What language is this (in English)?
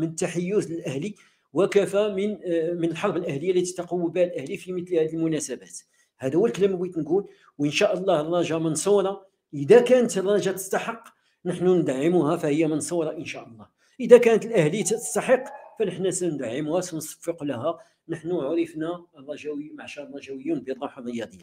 Arabic